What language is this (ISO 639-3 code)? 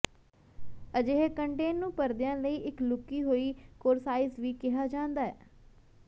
pan